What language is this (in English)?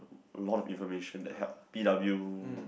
English